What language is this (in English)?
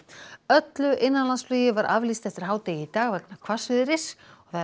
Icelandic